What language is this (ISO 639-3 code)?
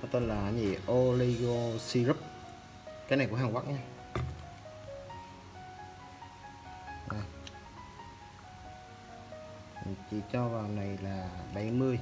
vie